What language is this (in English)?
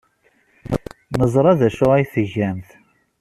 Kabyle